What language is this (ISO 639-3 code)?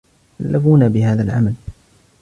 ara